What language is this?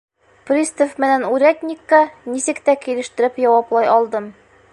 Bashkir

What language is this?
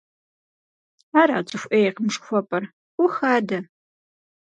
Kabardian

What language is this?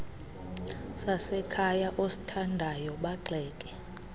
Xhosa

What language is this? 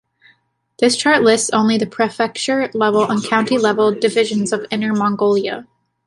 English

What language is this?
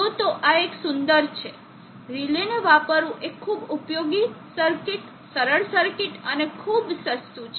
Gujarati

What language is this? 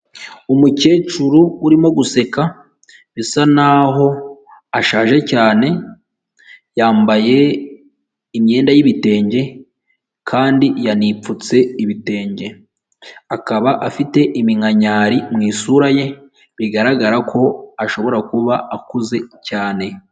Kinyarwanda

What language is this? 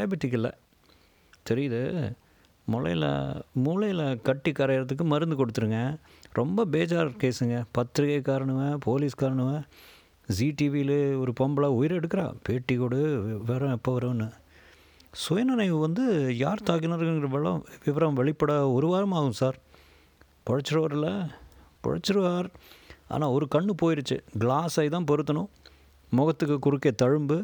Tamil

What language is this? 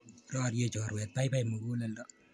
Kalenjin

